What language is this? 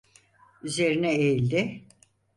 Turkish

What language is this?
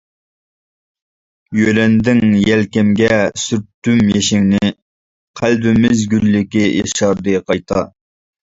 Uyghur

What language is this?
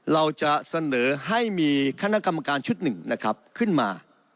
Thai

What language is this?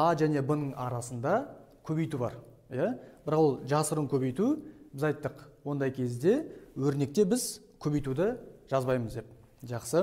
Turkish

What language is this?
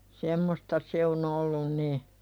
Finnish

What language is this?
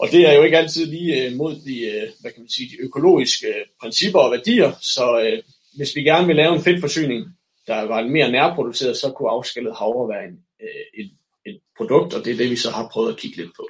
Danish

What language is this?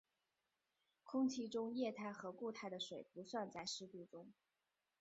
Chinese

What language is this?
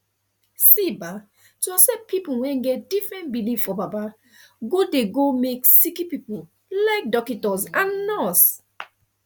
Nigerian Pidgin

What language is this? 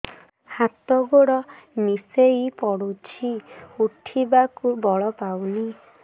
Odia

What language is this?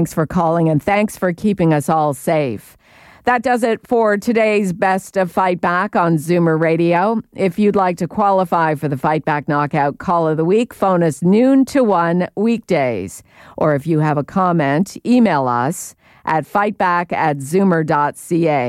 English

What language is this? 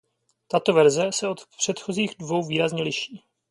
Czech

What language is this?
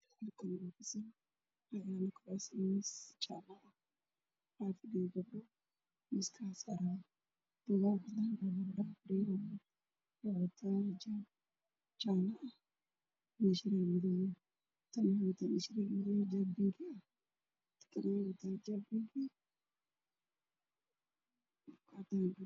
Somali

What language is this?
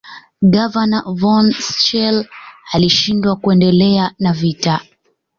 Swahili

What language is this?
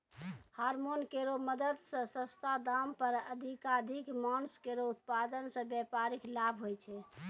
Maithili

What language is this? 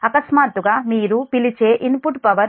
Telugu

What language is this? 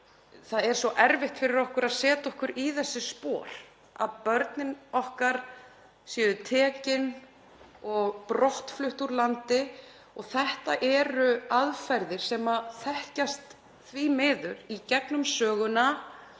Icelandic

